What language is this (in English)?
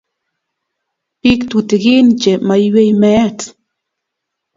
Kalenjin